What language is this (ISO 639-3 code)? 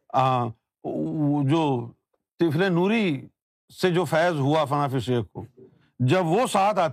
urd